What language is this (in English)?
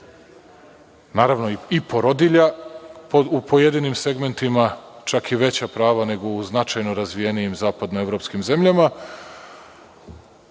Serbian